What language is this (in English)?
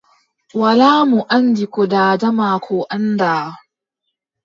Adamawa Fulfulde